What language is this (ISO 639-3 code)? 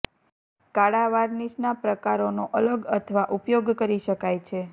guj